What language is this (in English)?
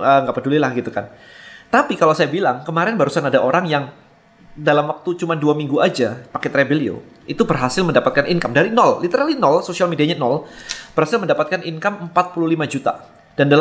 Indonesian